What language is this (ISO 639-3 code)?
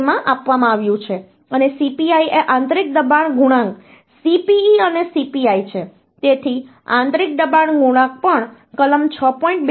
guj